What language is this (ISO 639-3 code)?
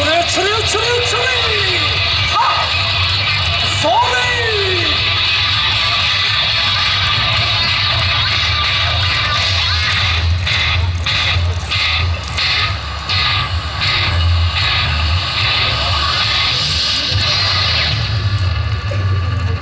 jpn